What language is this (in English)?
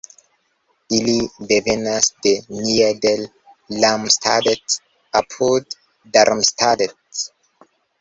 Esperanto